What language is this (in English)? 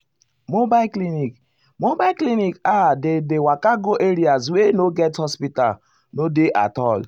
Nigerian Pidgin